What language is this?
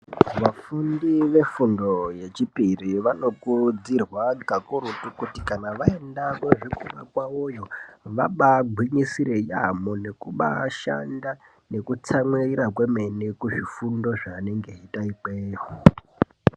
Ndau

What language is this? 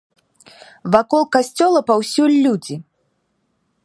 Belarusian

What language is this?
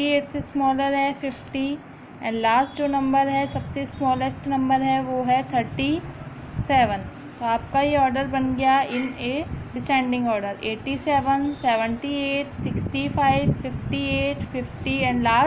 Hindi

